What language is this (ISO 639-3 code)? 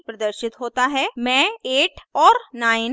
hin